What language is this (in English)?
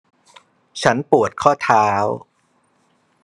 Thai